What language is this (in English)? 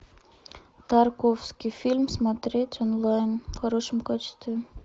Russian